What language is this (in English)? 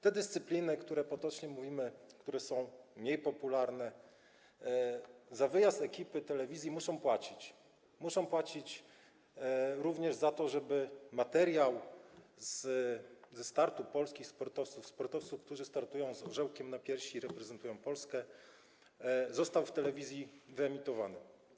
Polish